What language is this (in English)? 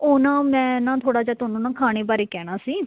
Punjabi